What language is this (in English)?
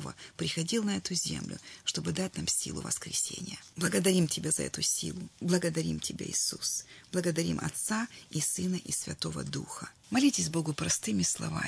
Russian